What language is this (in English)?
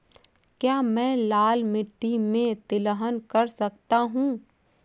Hindi